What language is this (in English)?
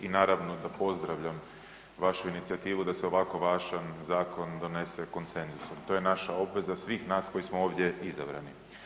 Croatian